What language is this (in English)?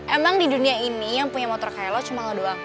Indonesian